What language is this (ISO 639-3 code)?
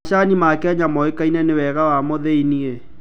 kik